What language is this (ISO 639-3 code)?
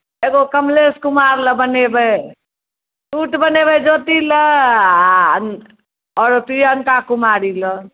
mai